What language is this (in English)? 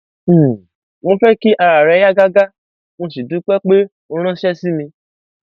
Yoruba